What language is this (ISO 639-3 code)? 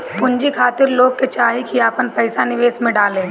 bho